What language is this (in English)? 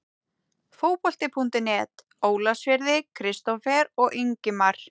Icelandic